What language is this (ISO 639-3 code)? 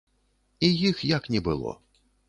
bel